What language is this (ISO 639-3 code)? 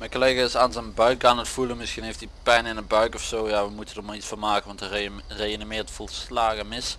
nld